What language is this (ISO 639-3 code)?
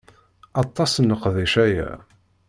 kab